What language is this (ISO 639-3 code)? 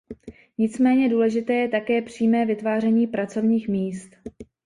ces